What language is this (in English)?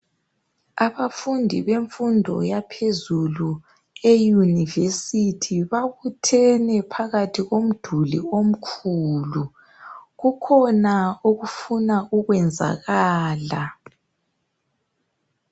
North Ndebele